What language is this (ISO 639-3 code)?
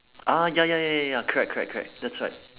eng